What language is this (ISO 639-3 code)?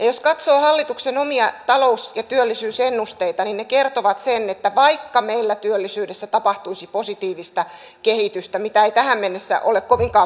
fin